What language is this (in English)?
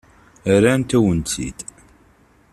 Kabyle